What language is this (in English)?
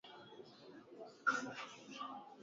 Swahili